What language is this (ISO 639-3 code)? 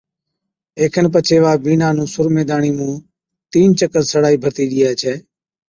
odk